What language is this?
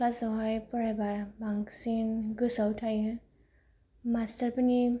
Bodo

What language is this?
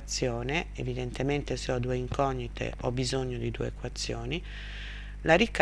Italian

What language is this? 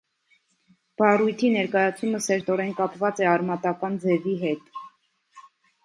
Armenian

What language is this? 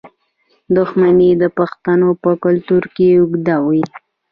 Pashto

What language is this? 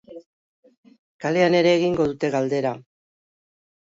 Basque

